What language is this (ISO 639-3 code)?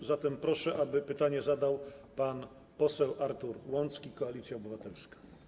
pol